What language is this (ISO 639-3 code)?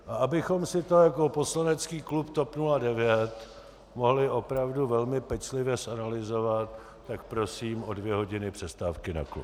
ces